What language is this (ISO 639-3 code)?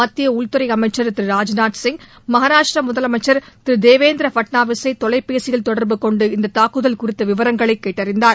tam